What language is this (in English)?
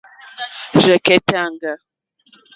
Mokpwe